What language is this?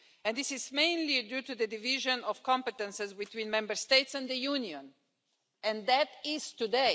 English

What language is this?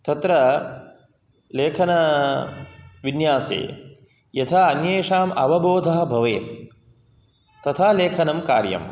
Sanskrit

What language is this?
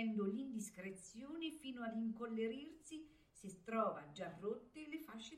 Italian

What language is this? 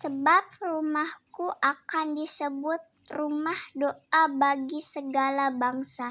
Indonesian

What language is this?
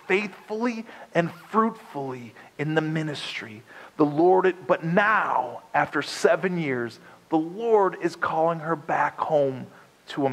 English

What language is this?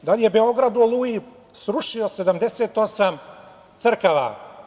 Serbian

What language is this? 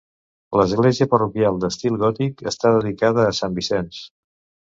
Catalan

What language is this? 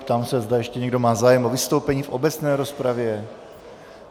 Czech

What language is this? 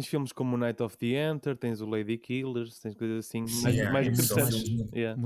Portuguese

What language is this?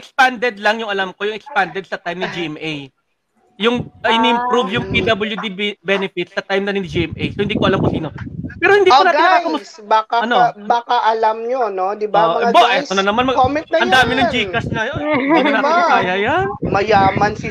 Filipino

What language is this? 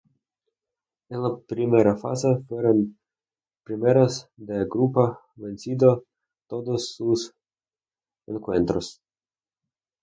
Spanish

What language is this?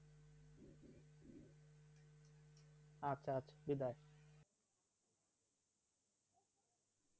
Bangla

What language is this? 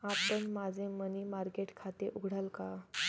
Marathi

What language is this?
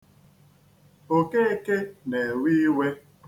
Igbo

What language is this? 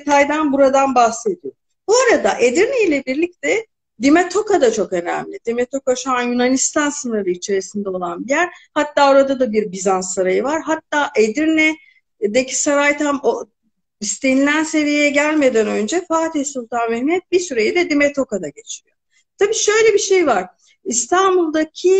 Turkish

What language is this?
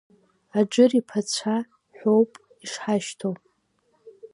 Abkhazian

